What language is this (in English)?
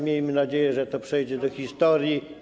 Polish